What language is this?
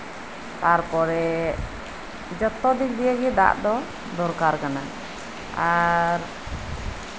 Santali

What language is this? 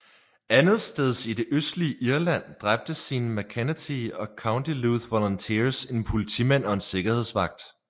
Danish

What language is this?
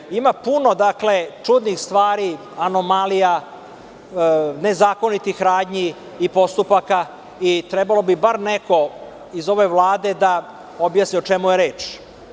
Serbian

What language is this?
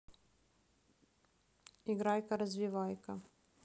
Russian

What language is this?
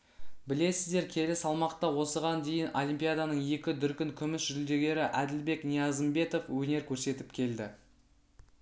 Kazakh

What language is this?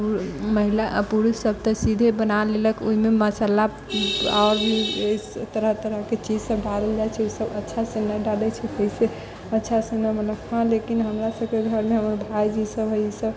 Maithili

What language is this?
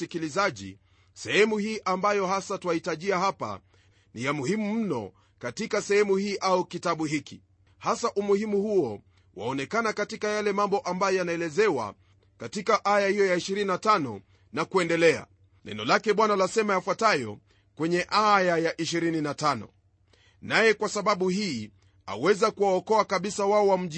Swahili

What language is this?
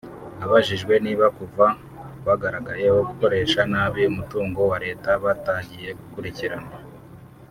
Kinyarwanda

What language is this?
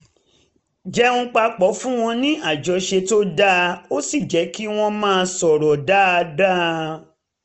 Yoruba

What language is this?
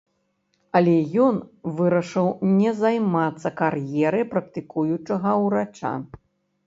Belarusian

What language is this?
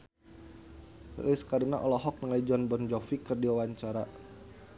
Sundanese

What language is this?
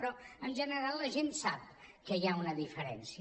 Catalan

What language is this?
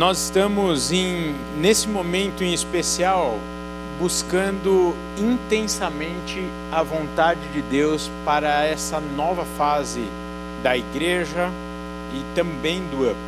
Portuguese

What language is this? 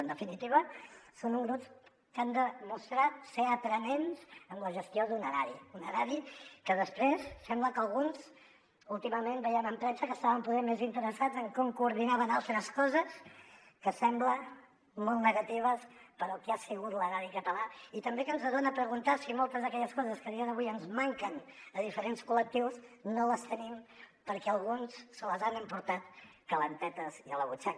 Catalan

